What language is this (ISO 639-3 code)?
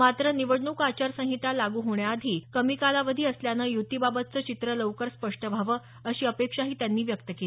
mar